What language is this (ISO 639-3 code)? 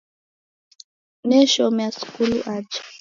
dav